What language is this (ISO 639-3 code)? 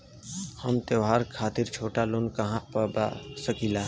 bho